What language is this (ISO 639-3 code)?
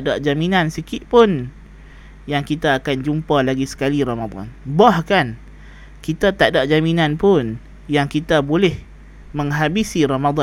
msa